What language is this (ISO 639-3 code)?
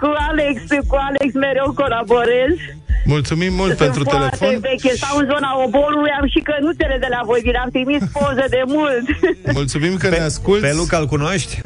ron